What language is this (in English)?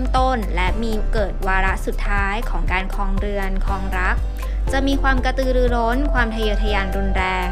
Thai